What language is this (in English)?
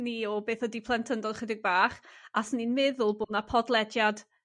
Welsh